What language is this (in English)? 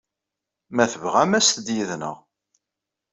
Kabyle